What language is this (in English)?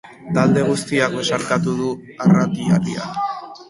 Basque